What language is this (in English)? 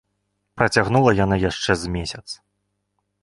Belarusian